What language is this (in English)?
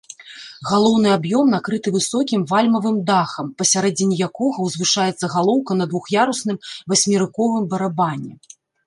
Belarusian